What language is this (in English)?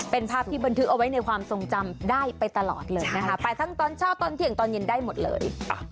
Thai